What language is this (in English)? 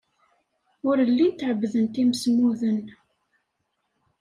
Kabyle